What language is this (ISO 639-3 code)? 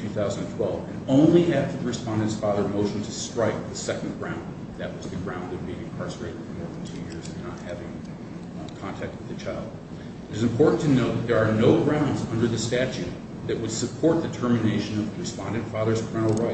eng